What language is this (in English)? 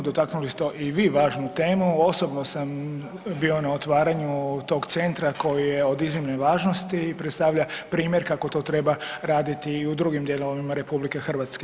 Croatian